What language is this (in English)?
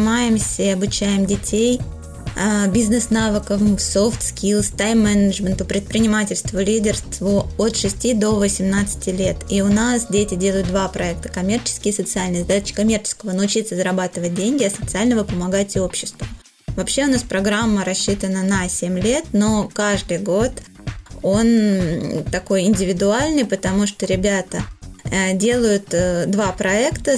Russian